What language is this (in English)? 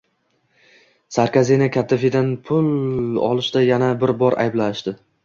Uzbek